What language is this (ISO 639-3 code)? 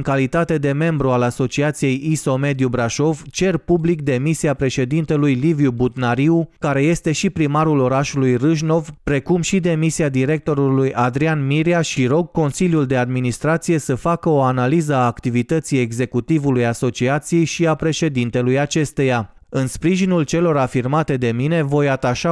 ron